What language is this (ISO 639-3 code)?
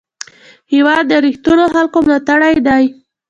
pus